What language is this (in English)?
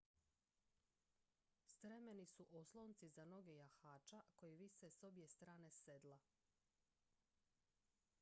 Croatian